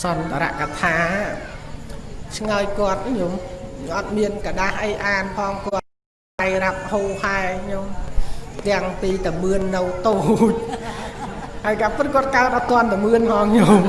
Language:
Vietnamese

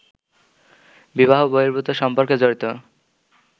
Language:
Bangla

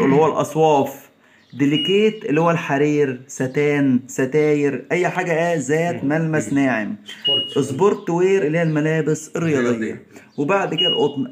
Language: Arabic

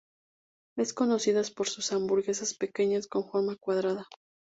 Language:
Spanish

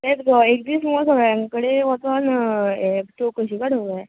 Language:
Konkani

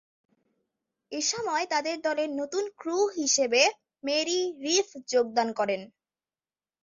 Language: Bangla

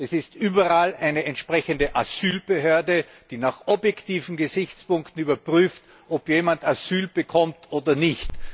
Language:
German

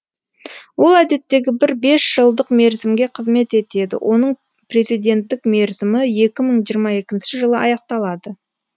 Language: Kazakh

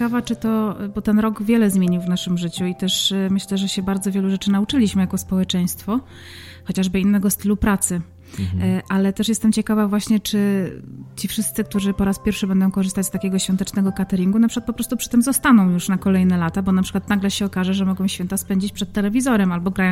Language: Polish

